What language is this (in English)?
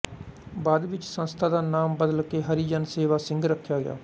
Punjabi